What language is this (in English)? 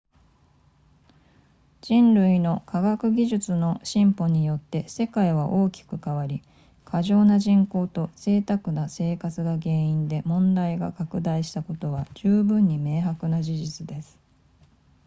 Japanese